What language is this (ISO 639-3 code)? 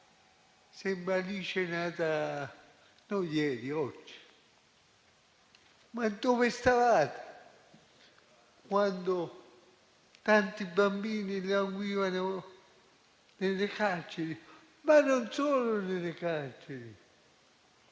ita